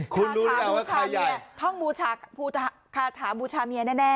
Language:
Thai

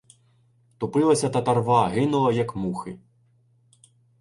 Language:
Ukrainian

